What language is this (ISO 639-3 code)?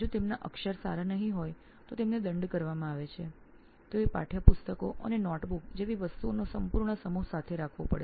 guj